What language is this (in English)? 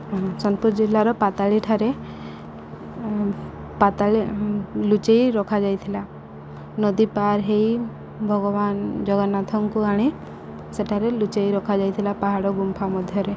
Odia